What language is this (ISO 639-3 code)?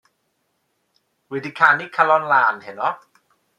cym